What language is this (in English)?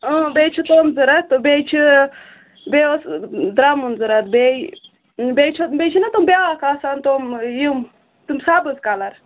Kashmiri